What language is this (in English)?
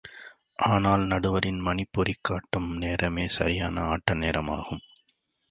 Tamil